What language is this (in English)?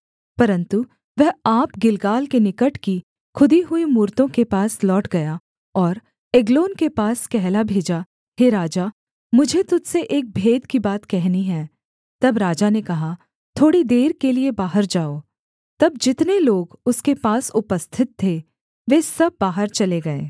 Hindi